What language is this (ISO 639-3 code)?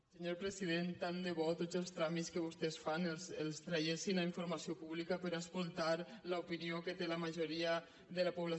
cat